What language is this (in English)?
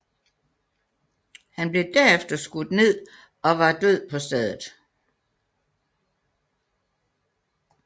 Danish